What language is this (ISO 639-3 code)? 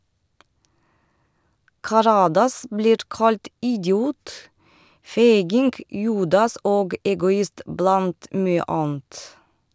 nor